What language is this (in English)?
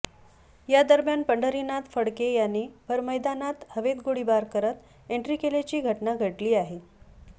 Marathi